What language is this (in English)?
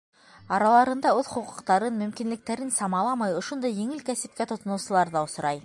Bashkir